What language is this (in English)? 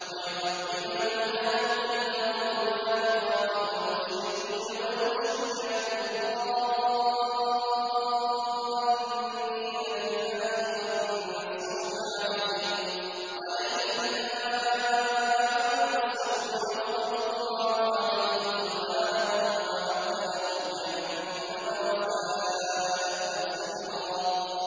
Arabic